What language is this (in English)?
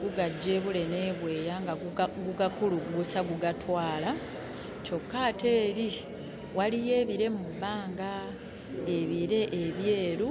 Ganda